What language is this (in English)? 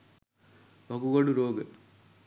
Sinhala